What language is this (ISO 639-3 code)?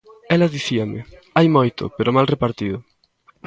glg